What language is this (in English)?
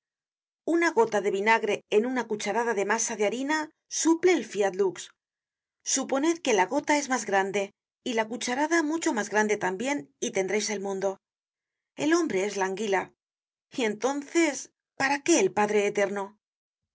Spanish